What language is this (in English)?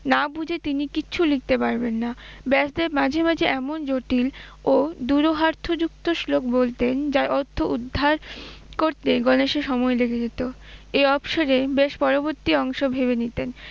Bangla